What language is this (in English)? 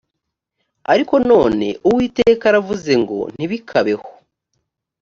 Kinyarwanda